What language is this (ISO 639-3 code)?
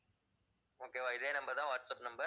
tam